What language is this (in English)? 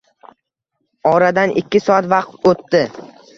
Uzbek